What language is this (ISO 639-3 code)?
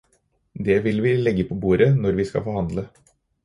nob